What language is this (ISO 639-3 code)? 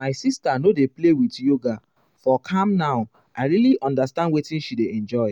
pcm